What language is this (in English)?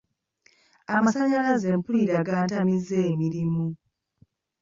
Ganda